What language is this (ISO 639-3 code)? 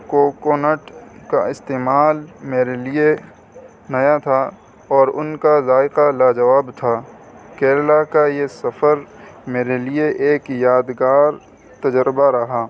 urd